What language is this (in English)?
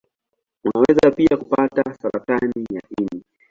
Swahili